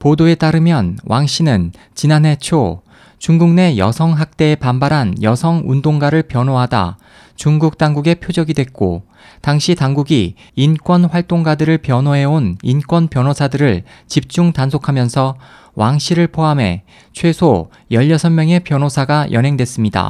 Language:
Korean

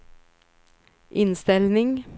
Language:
Swedish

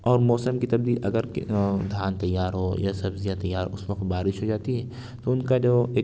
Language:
Urdu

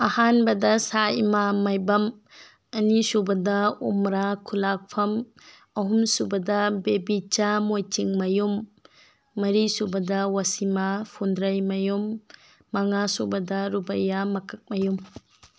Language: Manipuri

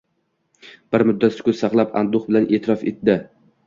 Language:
Uzbek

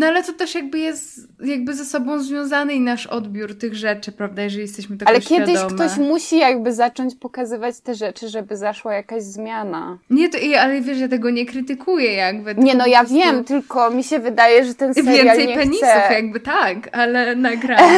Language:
Polish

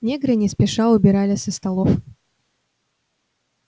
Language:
Russian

